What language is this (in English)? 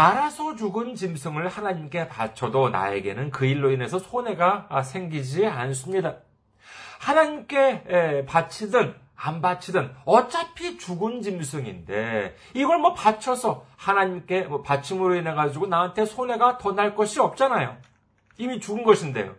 Korean